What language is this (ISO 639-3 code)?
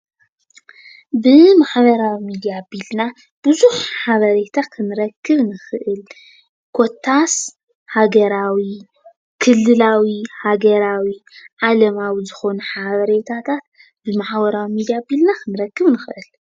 tir